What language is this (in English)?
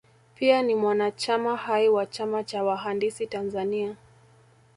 Swahili